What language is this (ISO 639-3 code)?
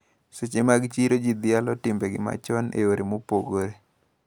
luo